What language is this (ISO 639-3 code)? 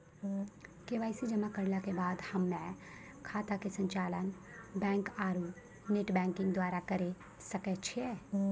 mai